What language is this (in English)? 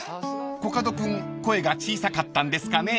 Japanese